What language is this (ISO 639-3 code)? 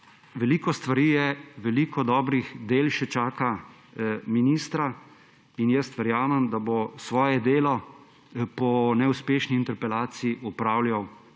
slv